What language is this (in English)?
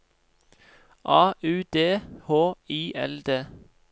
Norwegian